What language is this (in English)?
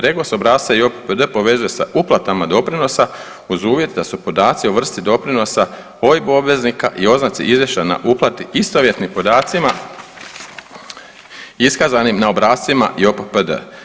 Croatian